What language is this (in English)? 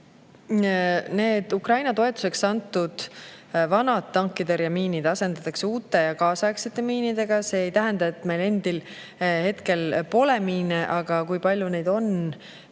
Estonian